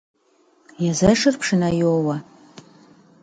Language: Kabardian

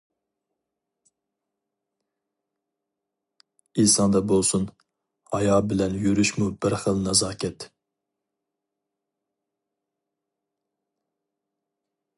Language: Uyghur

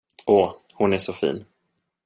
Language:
Swedish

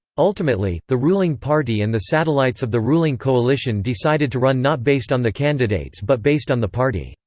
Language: English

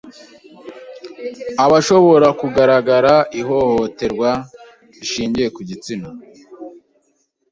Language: Kinyarwanda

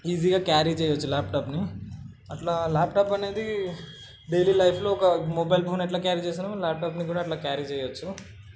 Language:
Telugu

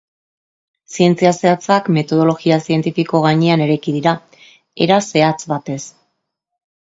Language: Basque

